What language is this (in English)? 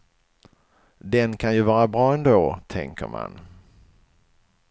Swedish